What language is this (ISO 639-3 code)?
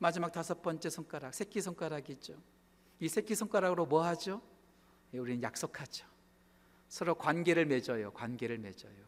kor